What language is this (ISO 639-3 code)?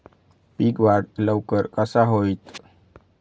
mar